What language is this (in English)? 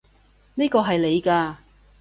Cantonese